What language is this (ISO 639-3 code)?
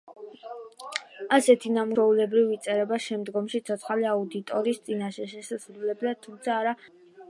kat